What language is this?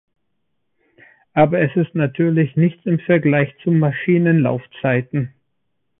German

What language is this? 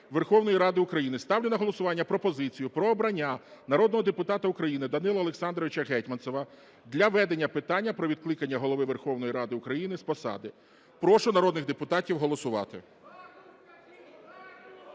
Ukrainian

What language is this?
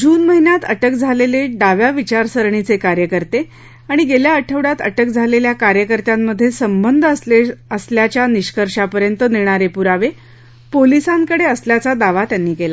Marathi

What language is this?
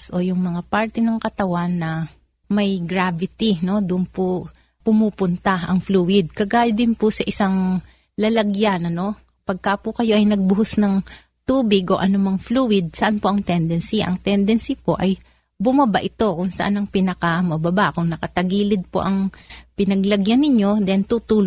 Filipino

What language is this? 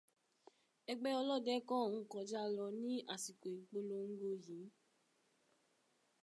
Yoruba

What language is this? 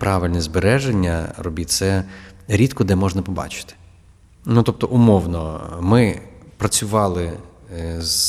Ukrainian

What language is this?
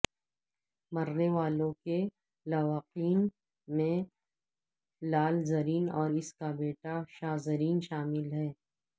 Urdu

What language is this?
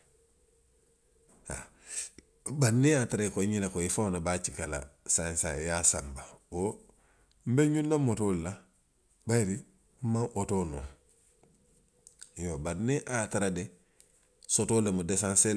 Western Maninkakan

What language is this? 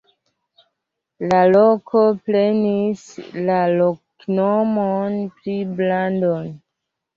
Esperanto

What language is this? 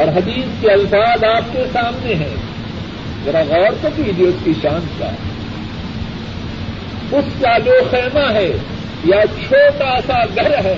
Urdu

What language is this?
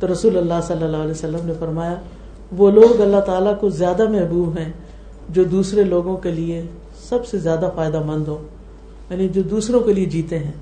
Urdu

